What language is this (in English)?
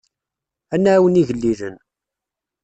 Kabyle